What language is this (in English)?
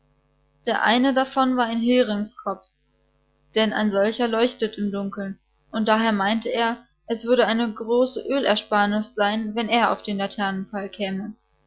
German